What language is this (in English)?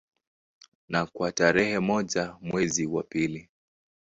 Swahili